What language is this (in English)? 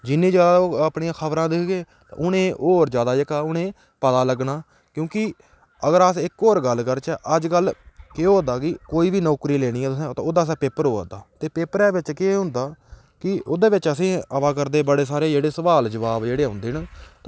Dogri